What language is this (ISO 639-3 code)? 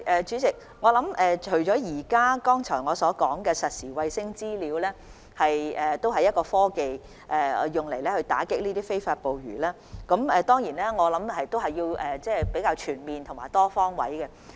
yue